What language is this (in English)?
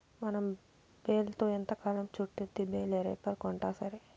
Telugu